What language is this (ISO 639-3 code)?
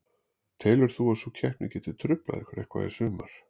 isl